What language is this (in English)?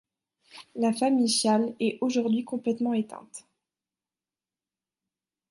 French